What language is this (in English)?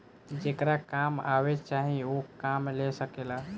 Bhojpuri